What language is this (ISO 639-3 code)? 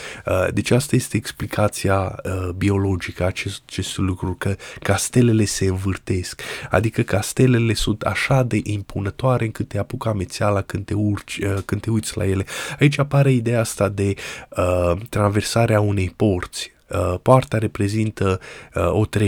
ron